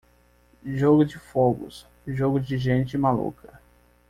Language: Portuguese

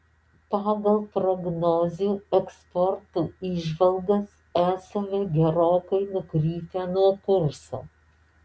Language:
Lithuanian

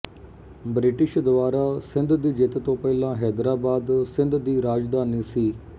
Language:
Punjabi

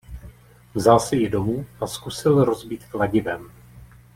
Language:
Czech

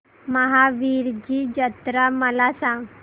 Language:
Marathi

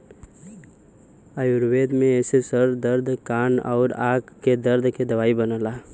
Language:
Bhojpuri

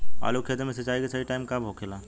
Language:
Bhojpuri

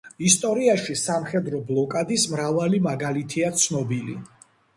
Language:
Georgian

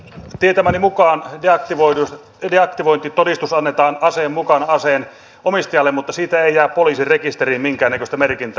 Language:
Finnish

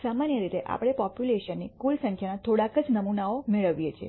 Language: Gujarati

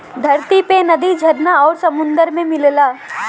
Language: Bhojpuri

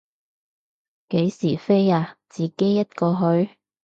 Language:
Cantonese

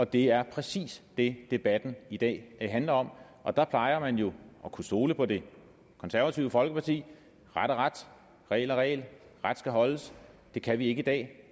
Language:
Danish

